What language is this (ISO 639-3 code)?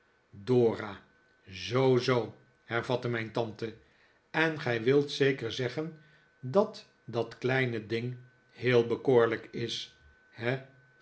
nld